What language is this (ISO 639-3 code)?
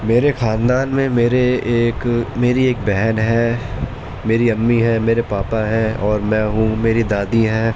urd